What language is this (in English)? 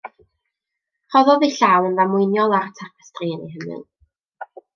Welsh